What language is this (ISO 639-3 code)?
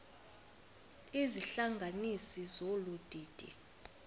xho